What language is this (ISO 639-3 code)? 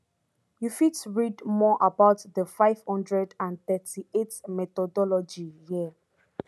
pcm